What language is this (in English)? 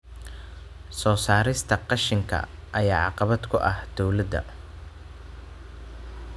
Somali